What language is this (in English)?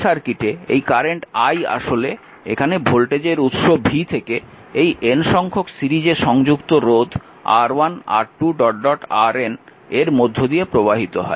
Bangla